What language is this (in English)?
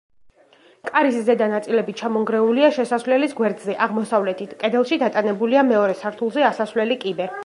Georgian